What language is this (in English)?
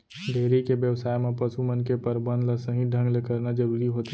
Chhattisgarhi